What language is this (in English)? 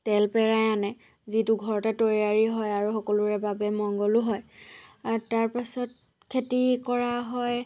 Assamese